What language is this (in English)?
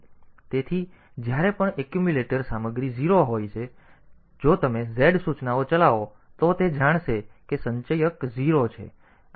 Gujarati